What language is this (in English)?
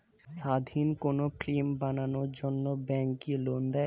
Bangla